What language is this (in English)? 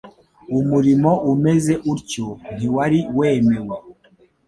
Kinyarwanda